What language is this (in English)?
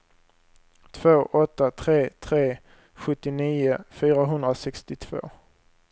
Swedish